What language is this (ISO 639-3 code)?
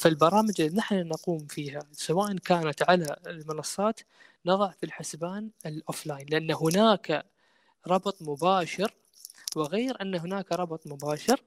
ara